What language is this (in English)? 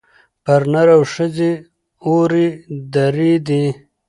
Pashto